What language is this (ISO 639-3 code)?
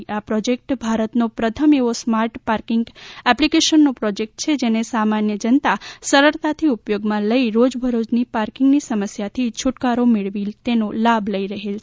guj